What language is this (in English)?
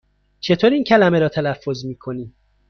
Persian